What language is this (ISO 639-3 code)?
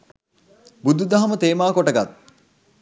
sin